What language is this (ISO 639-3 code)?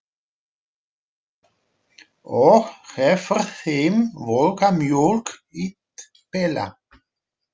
isl